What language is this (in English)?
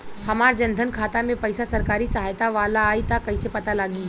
Bhojpuri